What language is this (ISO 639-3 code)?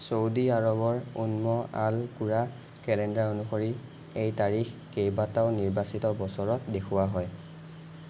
asm